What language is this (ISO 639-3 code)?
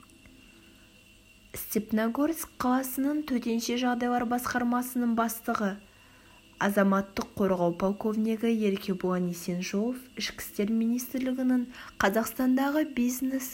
kaz